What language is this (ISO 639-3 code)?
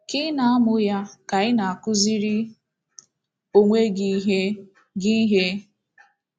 ibo